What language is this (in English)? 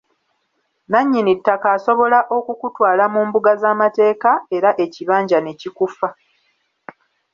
Ganda